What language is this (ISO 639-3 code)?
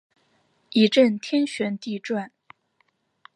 zho